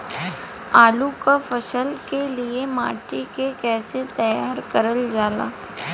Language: Bhojpuri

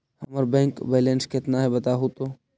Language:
Magahi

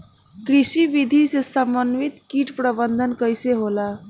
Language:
Bhojpuri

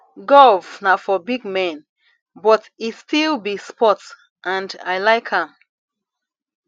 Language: Nigerian Pidgin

